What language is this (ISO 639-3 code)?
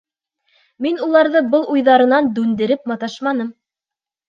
bak